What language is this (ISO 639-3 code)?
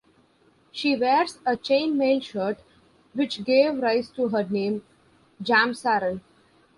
eng